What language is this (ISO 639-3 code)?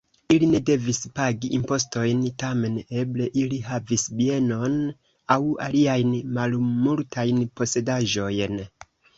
epo